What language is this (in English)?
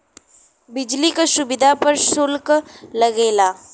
Bhojpuri